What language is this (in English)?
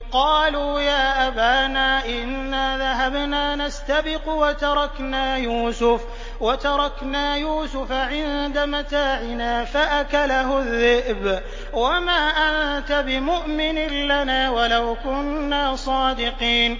Arabic